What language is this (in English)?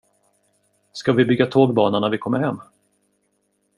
Swedish